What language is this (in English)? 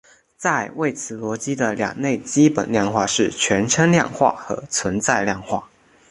Chinese